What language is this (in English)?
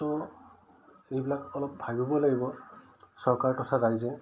Assamese